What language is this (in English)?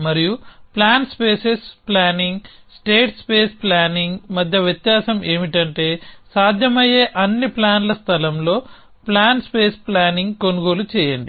Telugu